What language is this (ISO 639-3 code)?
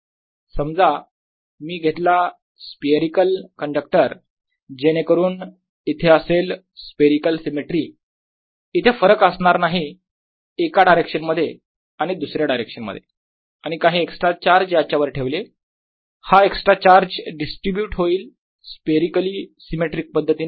mar